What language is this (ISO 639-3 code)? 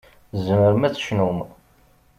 kab